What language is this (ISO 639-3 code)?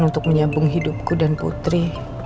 ind